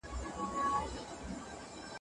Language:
Pashto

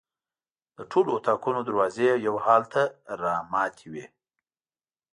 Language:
Pashto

